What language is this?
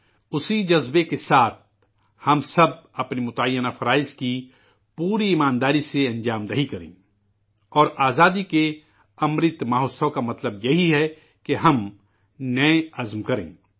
Urdu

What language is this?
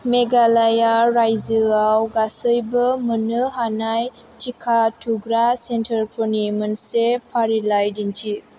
Bodo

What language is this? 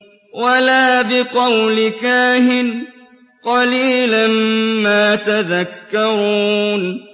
Arabic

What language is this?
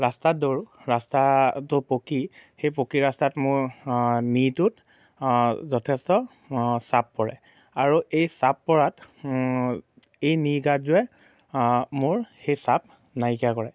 Assamese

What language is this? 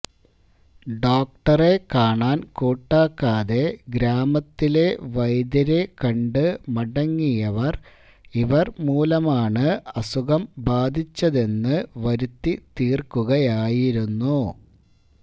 Malayalam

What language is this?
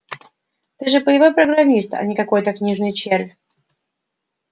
Russian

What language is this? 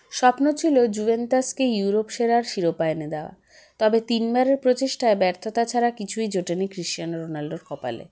Bangla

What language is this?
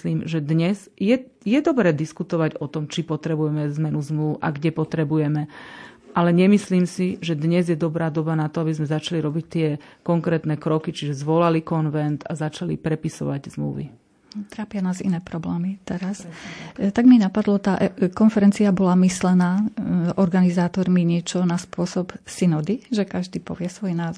Slovak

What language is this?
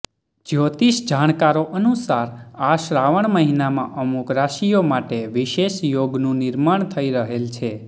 Gujarati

